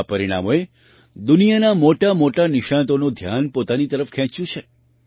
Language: Gujarati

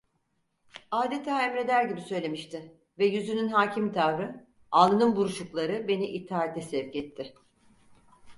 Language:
Turkish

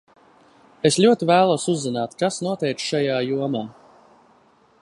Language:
Latvian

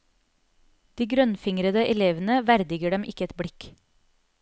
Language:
Norwegian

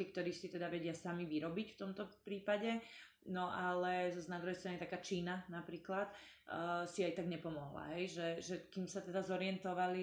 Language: Slovak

